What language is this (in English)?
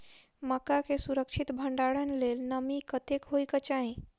Maithili